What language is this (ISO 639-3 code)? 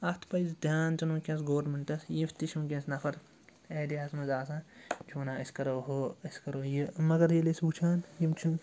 kas